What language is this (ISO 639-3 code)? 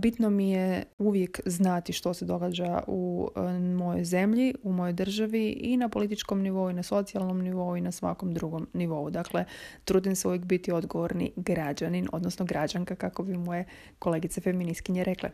hrv